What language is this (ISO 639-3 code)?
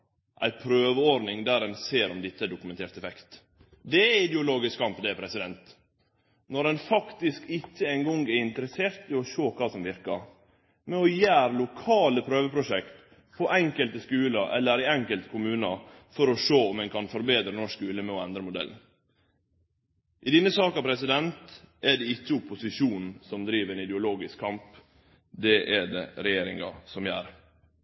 nno